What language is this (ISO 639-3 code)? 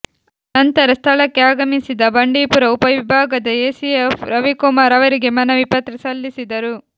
kan